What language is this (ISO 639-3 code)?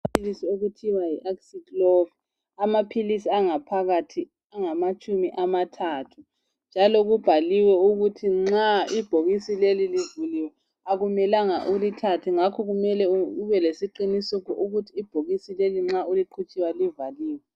nde